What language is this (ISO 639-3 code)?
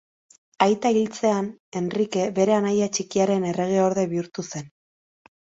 eus